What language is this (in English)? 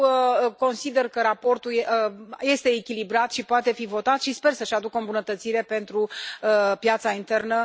Romanian